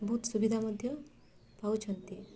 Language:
Odia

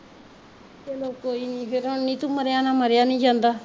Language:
Punjabi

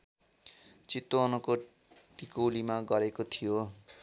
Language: Nepali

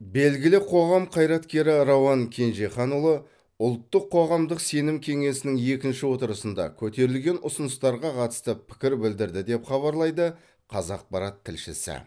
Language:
Kazakh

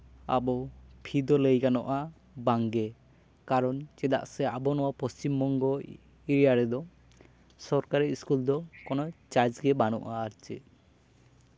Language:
Santali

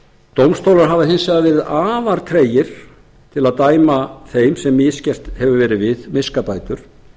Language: Icelandic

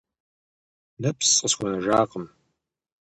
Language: Kabardian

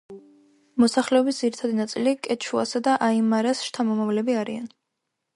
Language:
Georgian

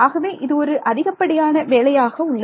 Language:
Tamil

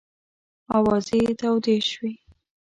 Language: Pashto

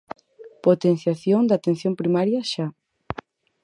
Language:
Galician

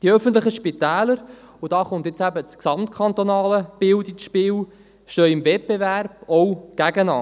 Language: Swiss German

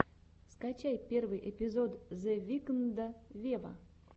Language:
Russian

